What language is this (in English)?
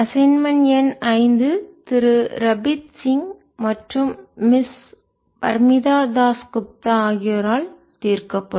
Tamil